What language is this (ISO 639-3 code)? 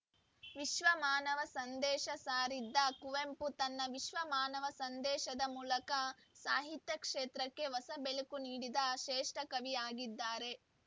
kan